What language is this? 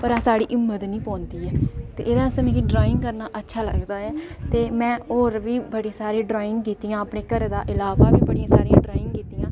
Dogri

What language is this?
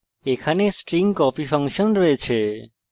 Bangla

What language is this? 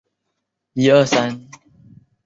Chinese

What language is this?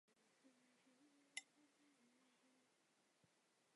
Chinese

